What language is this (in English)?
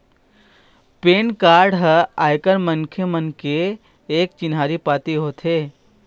Chhattisgarhi